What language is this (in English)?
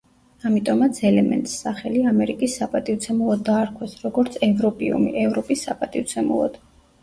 Georgian